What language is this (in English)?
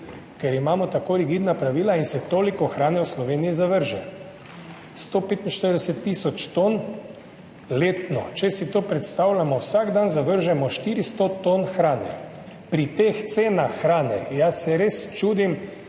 Slovenian